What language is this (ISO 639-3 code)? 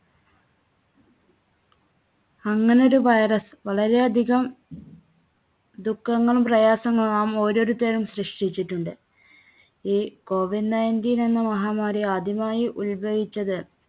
mal